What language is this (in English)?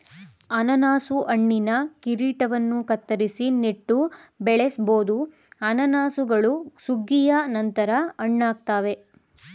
Kannada